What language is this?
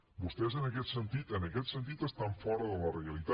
Catalan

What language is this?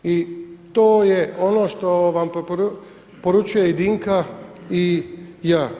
Croatian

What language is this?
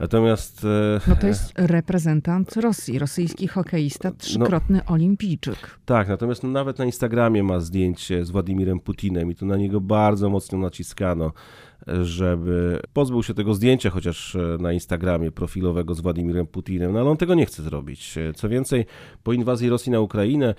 Polish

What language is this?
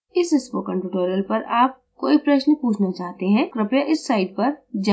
Hindi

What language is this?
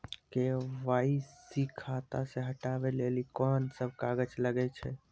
Maithili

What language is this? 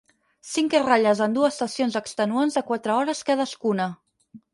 Catalan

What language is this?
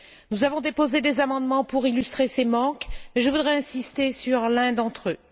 French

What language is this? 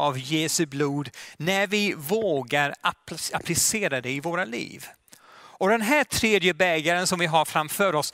Swedish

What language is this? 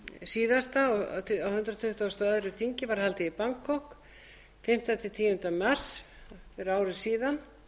Icelandic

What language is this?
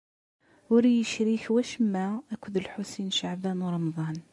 Kabyle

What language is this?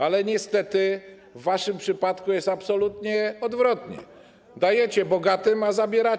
Polish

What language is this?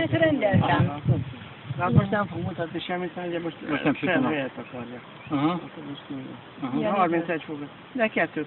Hungarian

